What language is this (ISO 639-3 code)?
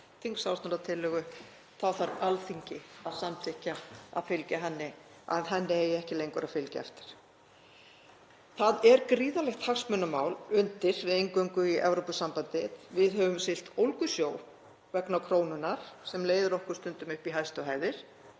isl